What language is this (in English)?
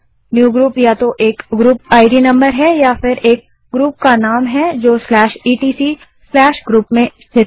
Hindi